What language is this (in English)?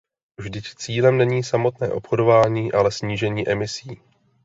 Czech